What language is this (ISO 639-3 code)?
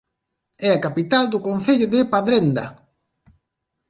glg